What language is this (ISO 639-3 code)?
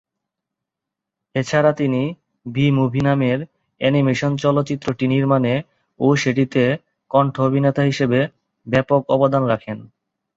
ben